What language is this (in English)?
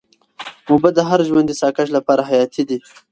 Pashto